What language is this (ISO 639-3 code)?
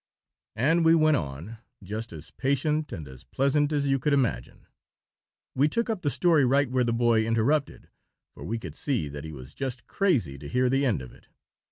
eng